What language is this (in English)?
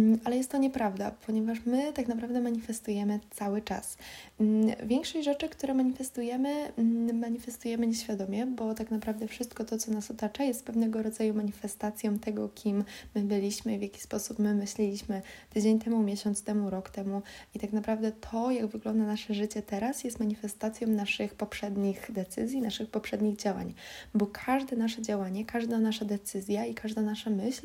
Polish